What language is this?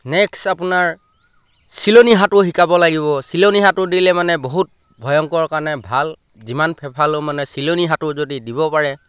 Assamese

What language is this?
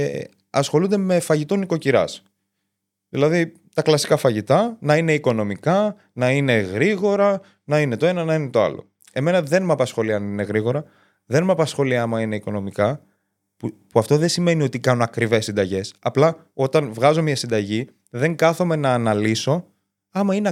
Greek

